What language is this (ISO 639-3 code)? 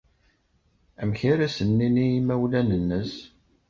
kab